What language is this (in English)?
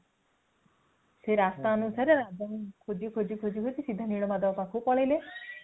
Odia